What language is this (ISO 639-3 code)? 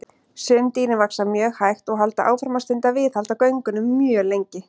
isl